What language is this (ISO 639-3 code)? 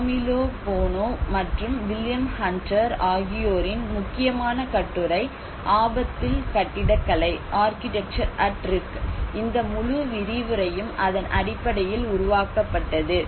tam